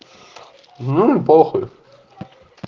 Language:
Russian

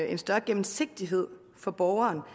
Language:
Danish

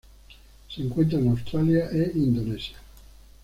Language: Spanish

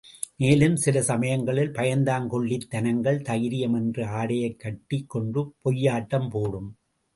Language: Tamil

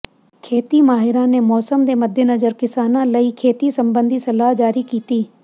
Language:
Punjabi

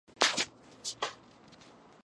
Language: Georgian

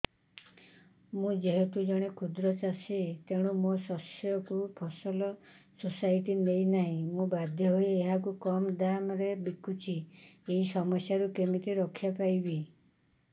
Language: Odia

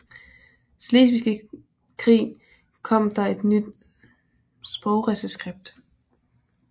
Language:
Danish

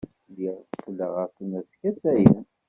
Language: Kabyle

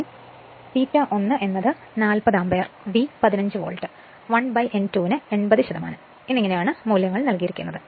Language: Malayalam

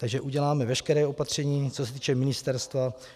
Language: Czech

